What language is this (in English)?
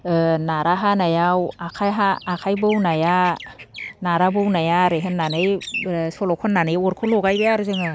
Bodo